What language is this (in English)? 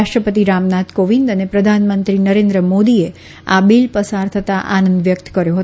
Gujarati